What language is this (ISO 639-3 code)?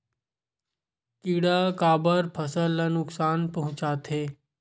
hne